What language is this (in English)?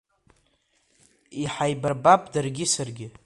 Abkhazian